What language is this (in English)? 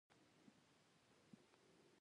Pashto